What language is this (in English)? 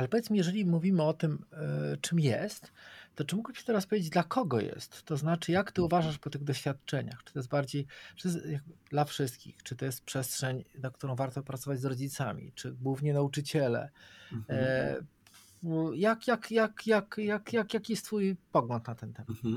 Polish